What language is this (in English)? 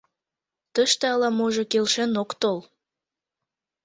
Mari